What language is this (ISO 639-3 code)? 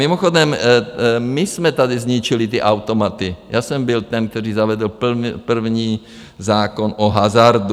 ces